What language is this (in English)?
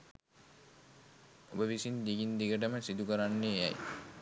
Sinhala